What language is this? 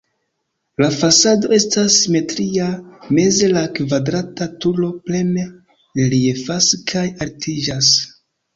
Esperanto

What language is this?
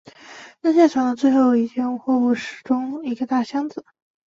Chinese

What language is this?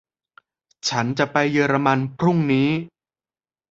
Thai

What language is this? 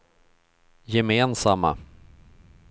Swedish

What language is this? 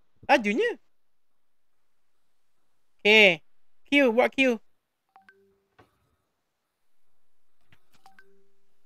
Malay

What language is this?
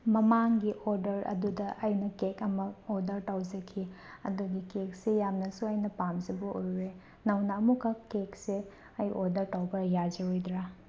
Manipuri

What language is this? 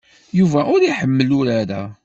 Kabyle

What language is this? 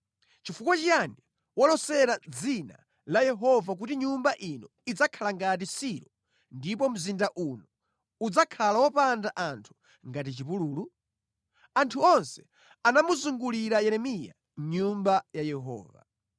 Nyanja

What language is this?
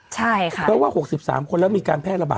Thai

